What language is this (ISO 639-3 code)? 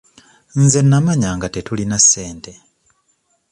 lug